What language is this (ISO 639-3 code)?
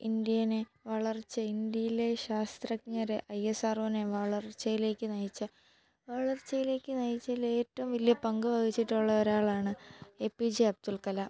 mal